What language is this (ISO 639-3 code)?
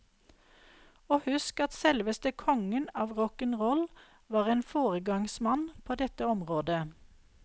nor